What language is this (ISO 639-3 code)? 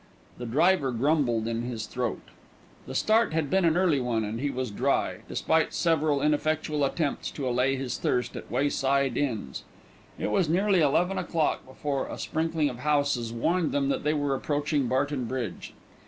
eng